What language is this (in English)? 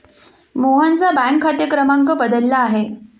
Marathi